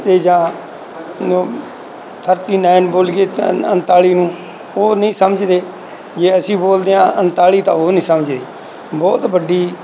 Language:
Punjabi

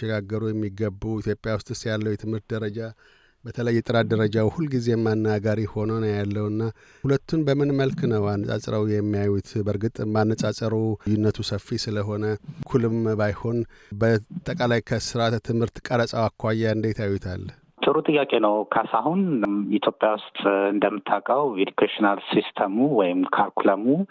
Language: Amharic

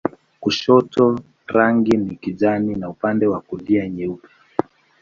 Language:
Swahili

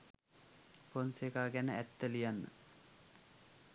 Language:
Sinhala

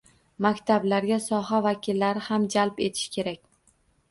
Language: Uzbek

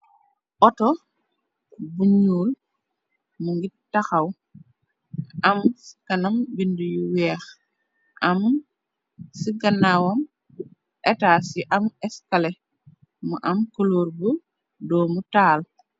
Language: Wolof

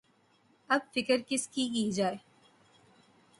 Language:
Urdu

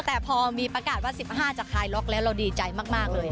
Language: Thai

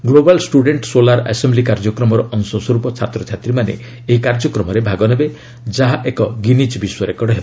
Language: Odia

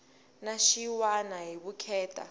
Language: Tsonga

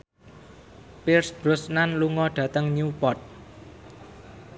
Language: Javanese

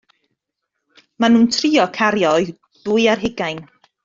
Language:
Welsh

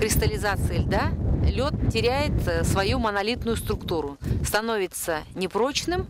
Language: Russian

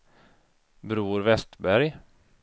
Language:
Swedish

